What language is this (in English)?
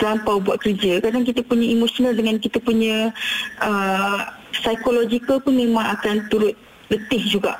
Malay